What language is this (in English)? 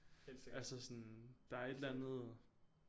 Danish